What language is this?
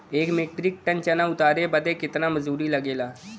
Bhojpuri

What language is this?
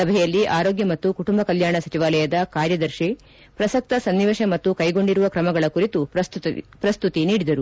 Kannada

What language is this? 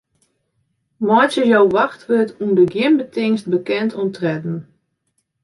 Western Frisian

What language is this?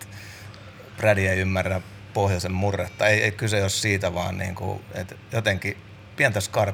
Finnish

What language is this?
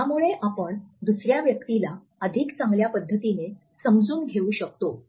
Marathi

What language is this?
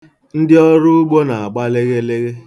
Igbo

